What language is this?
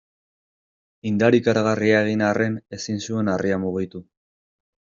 Basque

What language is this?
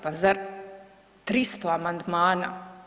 Croatian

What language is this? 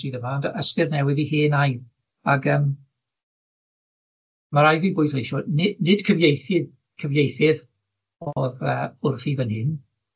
Welsh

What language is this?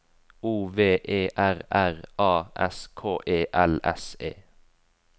Norwegian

